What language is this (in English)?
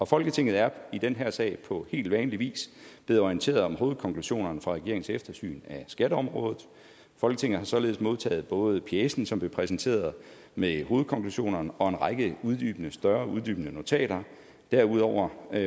Danish